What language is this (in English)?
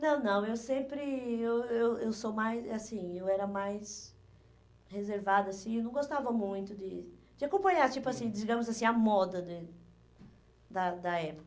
Portuguese